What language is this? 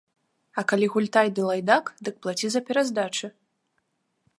Belarusian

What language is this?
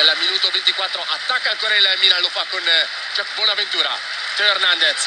Italian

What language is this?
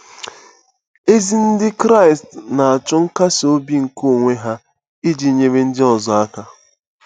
Igbo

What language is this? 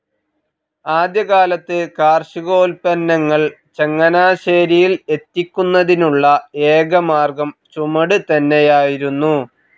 Malayalam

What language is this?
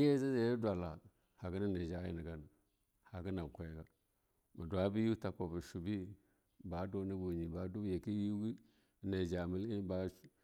Longuda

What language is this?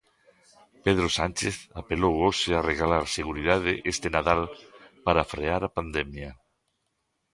Galician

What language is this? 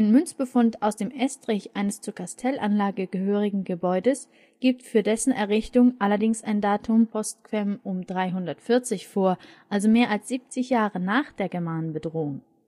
German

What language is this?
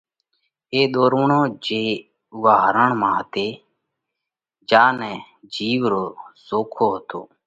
Parkari Koli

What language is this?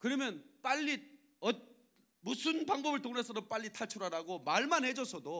Korean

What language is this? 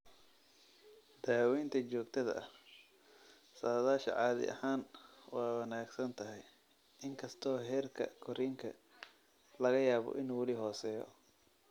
Somali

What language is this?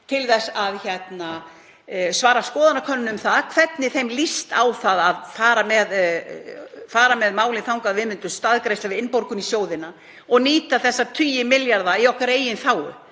Icelandic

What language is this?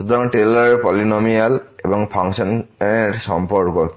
Bangla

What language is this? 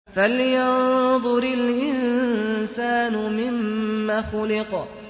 Arabic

